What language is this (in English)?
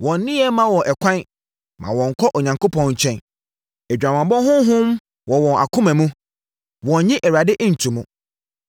Akan